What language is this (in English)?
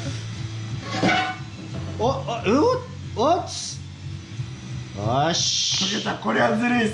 Japanese